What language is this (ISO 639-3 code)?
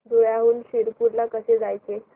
mar